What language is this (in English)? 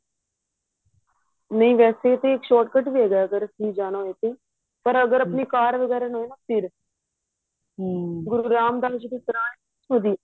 Punjabi